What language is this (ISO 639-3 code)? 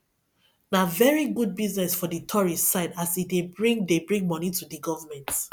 pcm